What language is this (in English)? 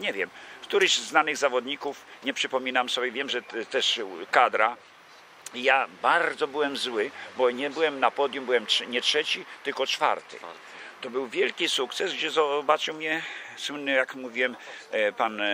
Polish